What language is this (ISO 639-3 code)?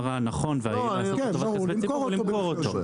heb